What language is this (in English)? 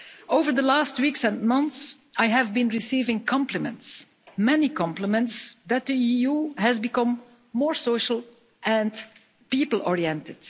English